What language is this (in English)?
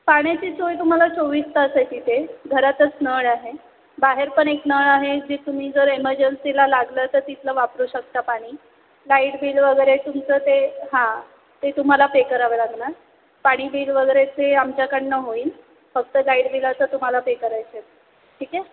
Marathi